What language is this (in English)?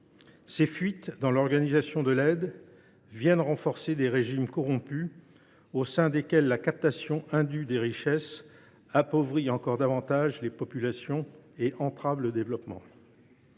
French